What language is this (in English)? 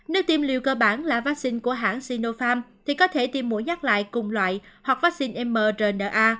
Vietnamese